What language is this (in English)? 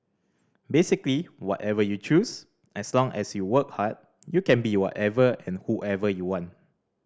English